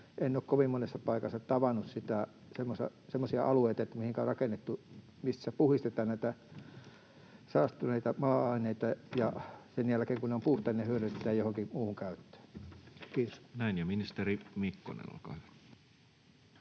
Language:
Finnish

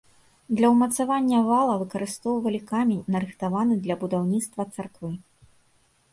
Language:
Belarusian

